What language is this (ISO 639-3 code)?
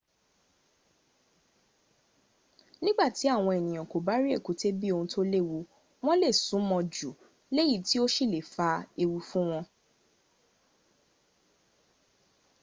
yor